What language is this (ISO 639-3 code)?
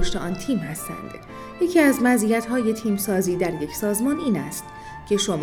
fas